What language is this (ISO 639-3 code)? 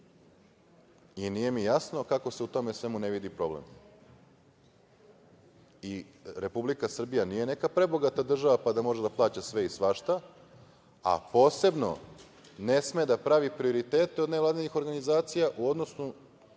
srp